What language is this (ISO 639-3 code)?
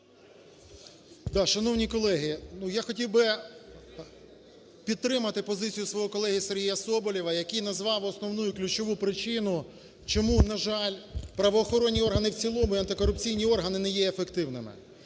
ukr